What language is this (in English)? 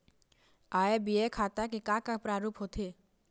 Chhattisgarhi